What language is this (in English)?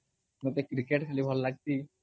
Odia